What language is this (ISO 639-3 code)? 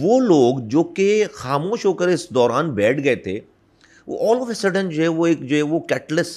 urd